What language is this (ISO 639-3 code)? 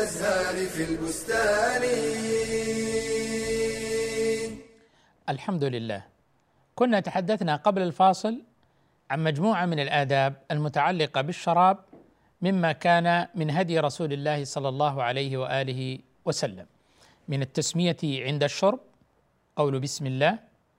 ara